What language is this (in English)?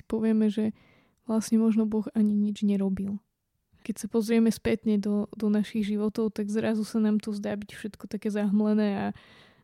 Slovak